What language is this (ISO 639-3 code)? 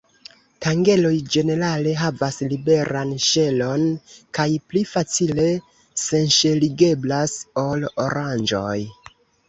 epo